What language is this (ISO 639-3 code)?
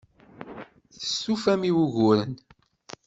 kab